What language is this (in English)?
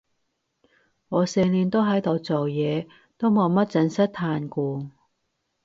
Cantonese